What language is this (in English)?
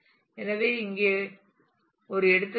Tamil